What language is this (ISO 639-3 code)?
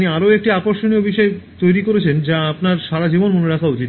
ben